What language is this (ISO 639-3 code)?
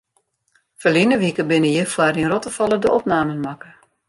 fry